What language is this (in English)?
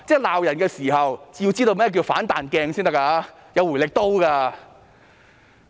Cantonese